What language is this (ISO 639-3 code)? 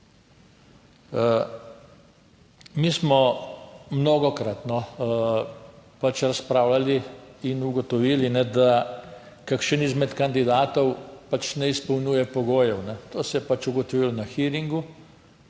slv